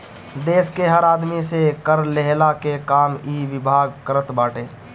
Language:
Bhojpuri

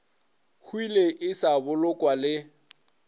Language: Northern Sotho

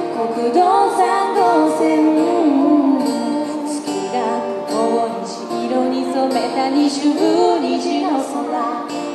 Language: Latvian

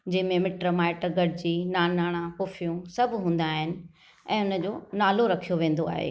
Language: Sindhi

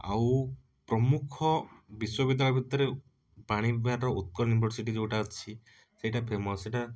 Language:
Odia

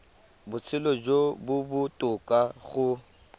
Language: Tswana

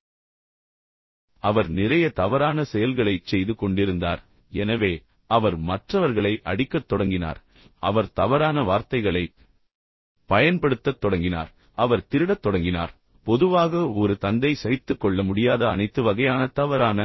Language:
Tamil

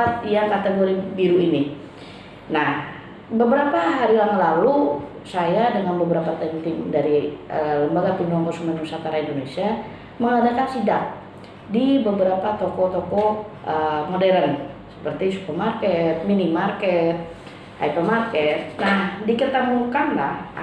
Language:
Indonesian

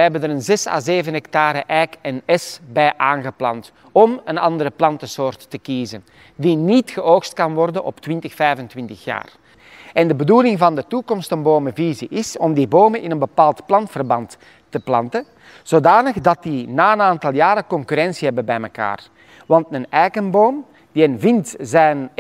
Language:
Dutch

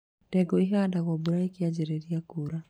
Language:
Kikuyu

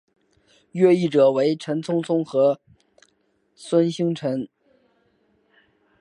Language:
Chinese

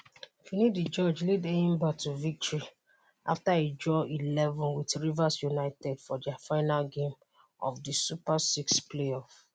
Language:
Nigerian Pidgin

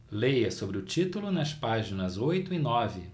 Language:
Portuguese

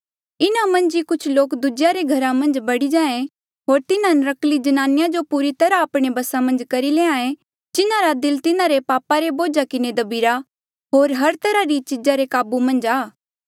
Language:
Mandeali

